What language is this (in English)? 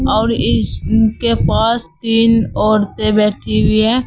Hindi